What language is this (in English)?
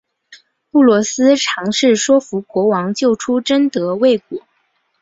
Chinese